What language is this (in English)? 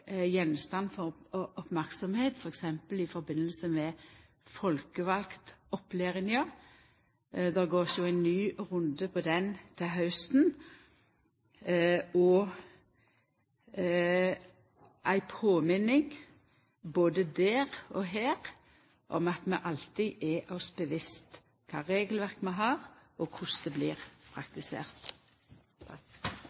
Norwegian Nynorsk